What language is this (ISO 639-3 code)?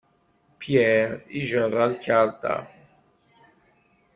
kab